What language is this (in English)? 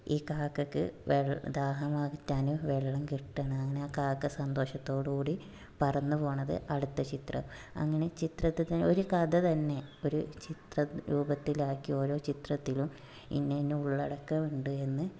Malayalam